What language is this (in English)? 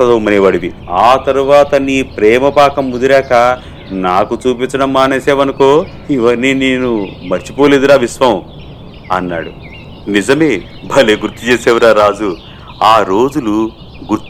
Telugu